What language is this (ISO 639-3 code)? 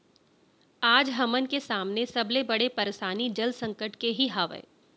hne